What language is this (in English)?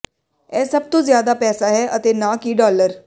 Punjabi